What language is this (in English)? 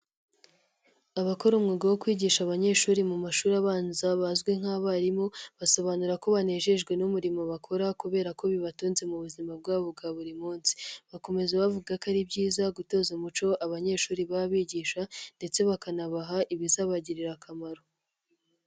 Kinyarwanda